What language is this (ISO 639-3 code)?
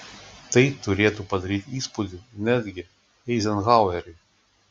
lit